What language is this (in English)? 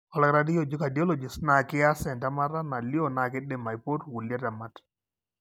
Masai